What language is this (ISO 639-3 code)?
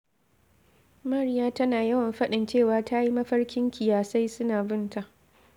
hau